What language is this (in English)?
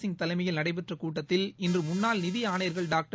Tamil